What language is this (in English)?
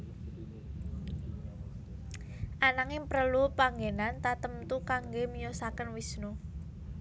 Javanese